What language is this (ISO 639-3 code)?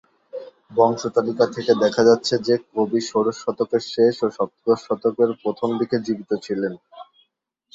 ben